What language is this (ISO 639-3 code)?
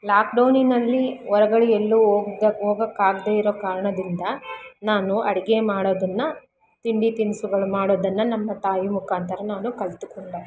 kan